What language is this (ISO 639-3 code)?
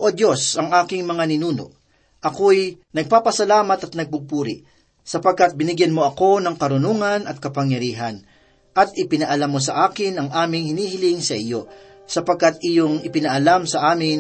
fil